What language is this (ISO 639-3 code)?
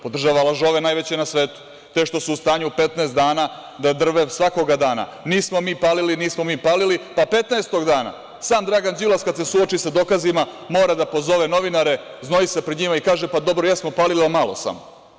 srp